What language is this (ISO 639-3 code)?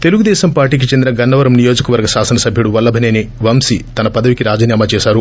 tel